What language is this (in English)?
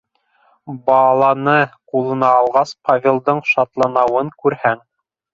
Bashkir